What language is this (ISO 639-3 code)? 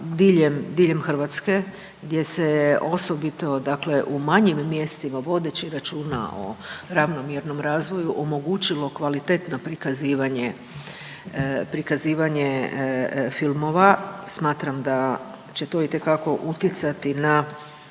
hrv